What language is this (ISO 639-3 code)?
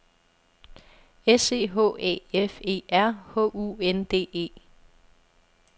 dan